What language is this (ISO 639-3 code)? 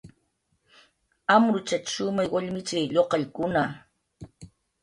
jqr